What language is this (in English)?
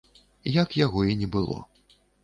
Belarusian